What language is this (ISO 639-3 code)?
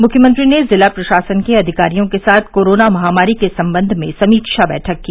hin